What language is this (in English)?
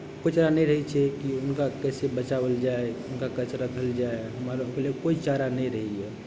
Maithili